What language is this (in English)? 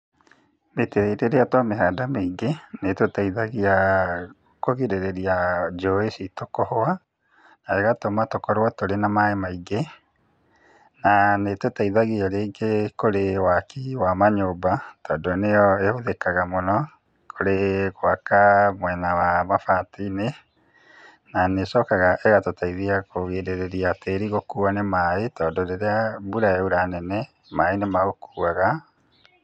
Kikuyu